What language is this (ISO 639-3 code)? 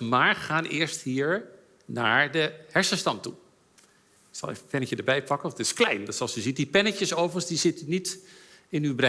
nld